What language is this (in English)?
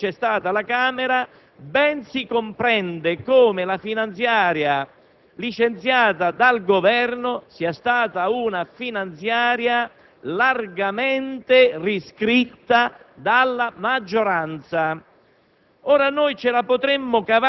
Italian